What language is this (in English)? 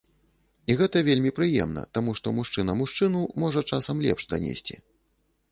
Belarusian